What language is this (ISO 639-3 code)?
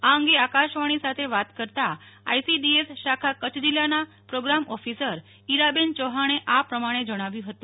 guj